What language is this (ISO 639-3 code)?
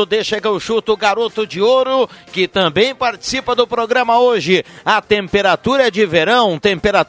por